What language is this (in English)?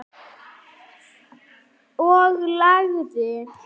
Icelandic